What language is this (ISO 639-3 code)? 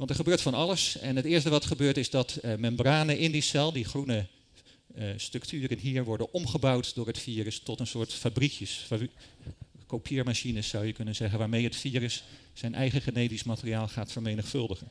nld